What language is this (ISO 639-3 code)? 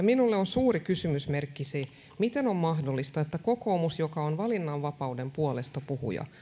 fin